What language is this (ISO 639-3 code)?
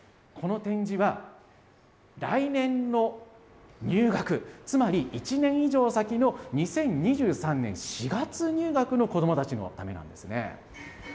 jpn